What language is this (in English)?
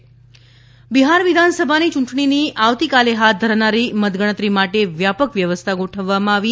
Gujarati